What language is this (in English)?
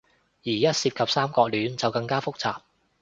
Cantonese